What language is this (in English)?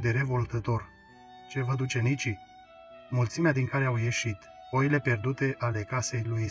Romanian